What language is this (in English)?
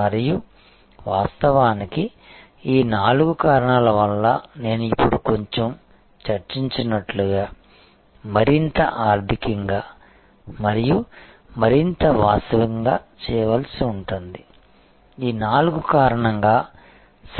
Telugu